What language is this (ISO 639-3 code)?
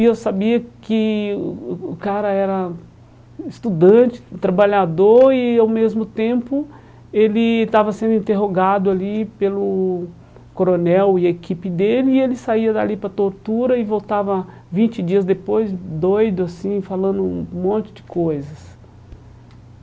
por